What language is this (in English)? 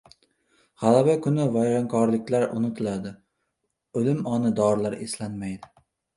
Uzbek